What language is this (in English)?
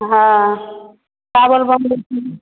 Maithili